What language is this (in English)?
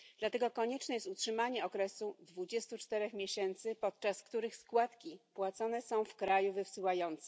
Polish